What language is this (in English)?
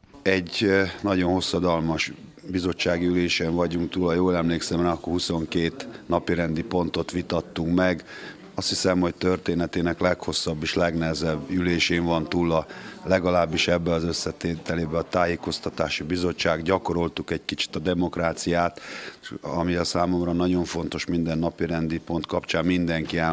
Hungarian